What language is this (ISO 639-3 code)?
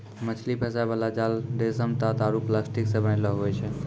mai